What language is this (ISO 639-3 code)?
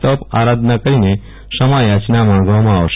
guj